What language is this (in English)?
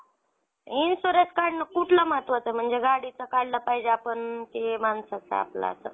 Marathi